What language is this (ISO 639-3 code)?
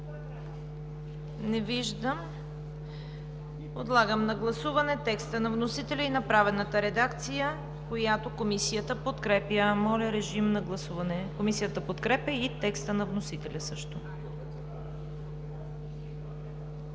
bul